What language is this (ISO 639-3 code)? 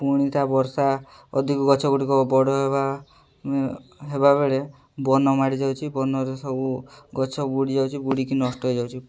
ori